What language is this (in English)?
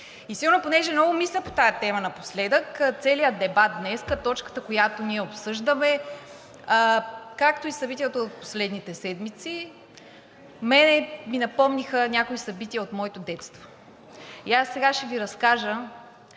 Bulgarian